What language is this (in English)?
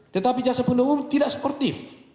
Indonesian